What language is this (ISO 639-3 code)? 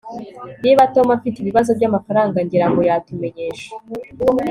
kin